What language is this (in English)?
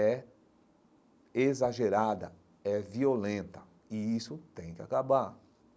Portuguese